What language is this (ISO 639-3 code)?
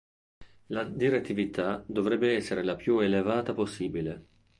ita